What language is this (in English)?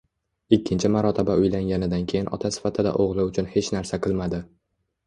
Uzbek